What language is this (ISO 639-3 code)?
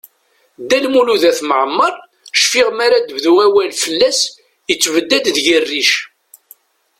kab